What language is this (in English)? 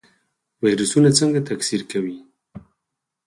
Pashto